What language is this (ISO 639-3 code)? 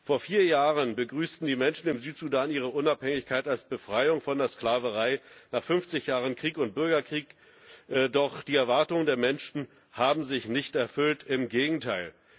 deu